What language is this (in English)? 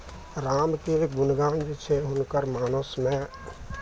Maithili